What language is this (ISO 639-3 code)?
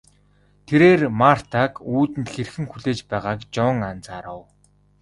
mon